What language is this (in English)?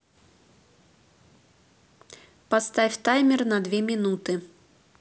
Russian